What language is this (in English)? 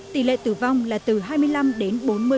Vietnamese